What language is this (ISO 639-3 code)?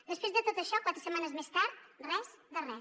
cat